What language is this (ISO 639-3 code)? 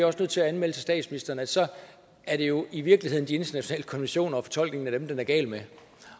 dan